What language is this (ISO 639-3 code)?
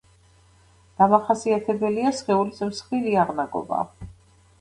kat